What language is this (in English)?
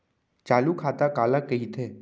Chhattisgarhi